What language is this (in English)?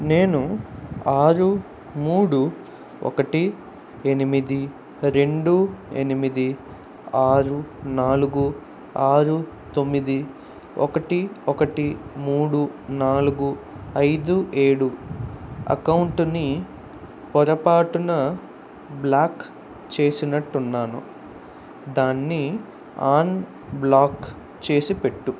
Telugu